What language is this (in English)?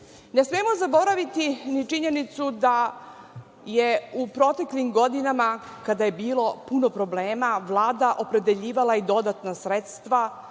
Serbian